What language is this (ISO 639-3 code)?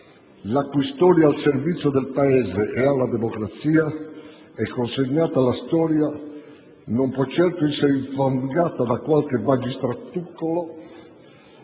ita